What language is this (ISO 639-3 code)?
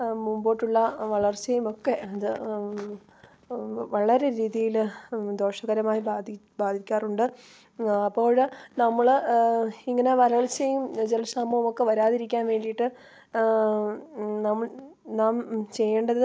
mal